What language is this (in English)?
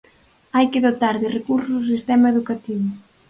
Galician